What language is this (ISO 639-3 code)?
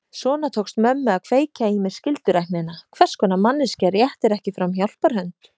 isl